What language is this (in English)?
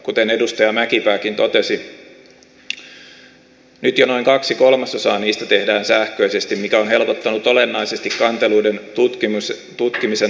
Finnish